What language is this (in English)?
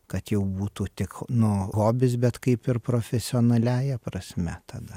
Lithuanian